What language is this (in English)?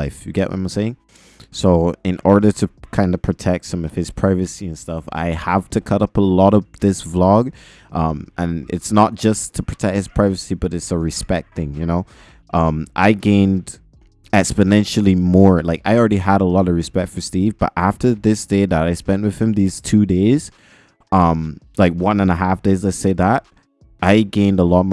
English